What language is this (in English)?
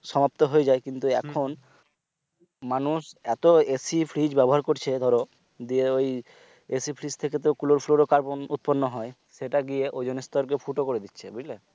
Bangla